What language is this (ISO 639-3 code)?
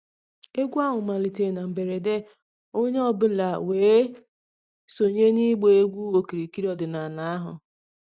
ibo